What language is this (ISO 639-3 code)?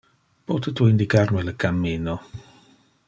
ina